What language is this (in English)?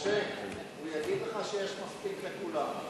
Hebrew